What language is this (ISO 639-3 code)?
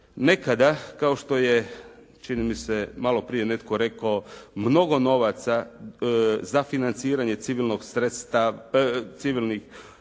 hrv